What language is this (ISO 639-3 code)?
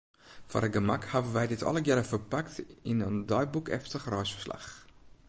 fry